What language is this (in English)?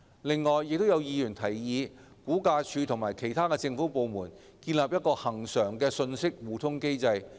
Cantonese